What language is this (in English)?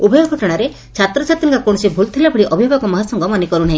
Odia